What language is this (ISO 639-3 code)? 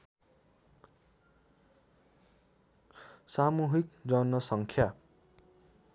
nep